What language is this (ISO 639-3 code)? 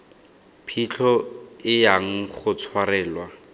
tsn